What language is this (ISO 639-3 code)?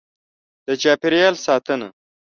pus